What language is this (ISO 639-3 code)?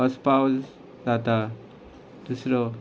kok